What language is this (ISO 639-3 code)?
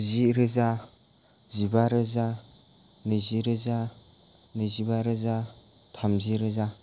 brx